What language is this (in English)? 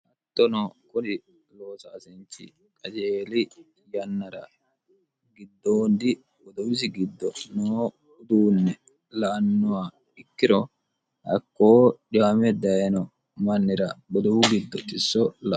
Sidamo